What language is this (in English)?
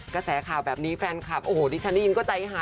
Thai